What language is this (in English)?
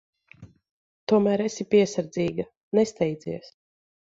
Latvian